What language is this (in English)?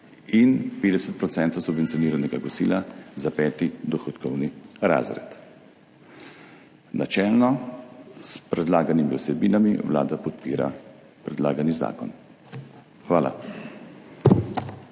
Slovenian